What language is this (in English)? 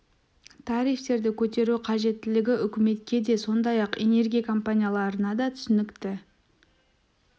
Kazakh